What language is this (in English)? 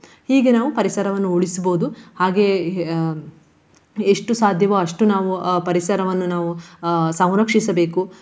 Kannada